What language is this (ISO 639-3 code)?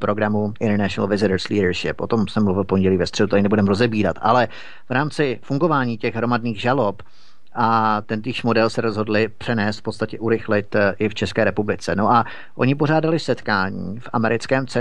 ces